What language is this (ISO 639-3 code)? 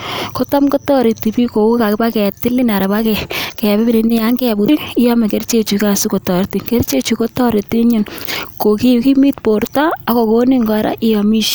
kln